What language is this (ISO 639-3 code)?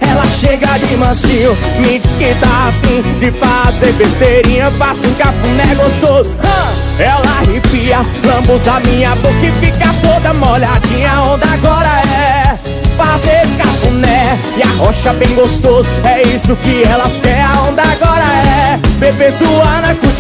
por